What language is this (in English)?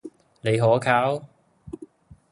Cantonese